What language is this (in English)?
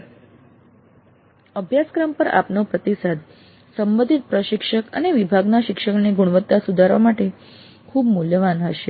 Gujarati